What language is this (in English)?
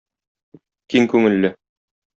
Tatar